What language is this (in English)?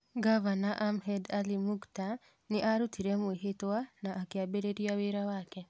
Kikuyu